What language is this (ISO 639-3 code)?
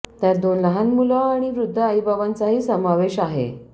mar